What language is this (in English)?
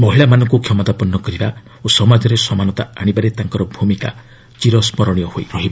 Odia